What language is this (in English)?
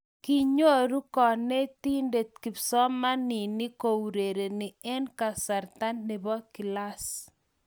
Kalenjin